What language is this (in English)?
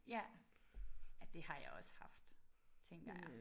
Danish